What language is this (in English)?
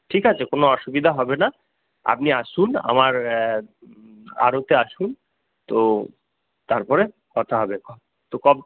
Bangla